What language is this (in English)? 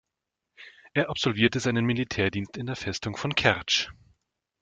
German